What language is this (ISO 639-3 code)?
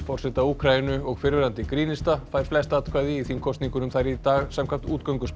isl